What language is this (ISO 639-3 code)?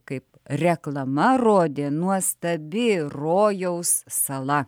lit